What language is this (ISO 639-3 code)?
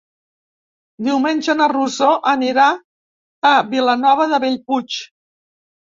cat